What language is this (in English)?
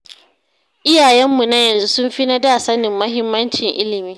Hausa